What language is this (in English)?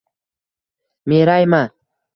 Uzbek